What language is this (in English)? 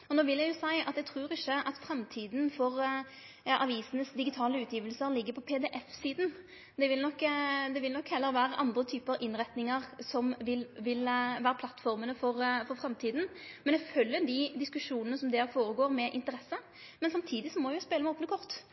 Norwegian Nynorsk